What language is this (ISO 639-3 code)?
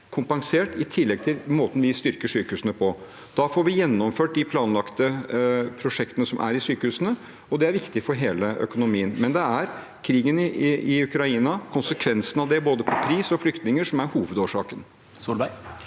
nor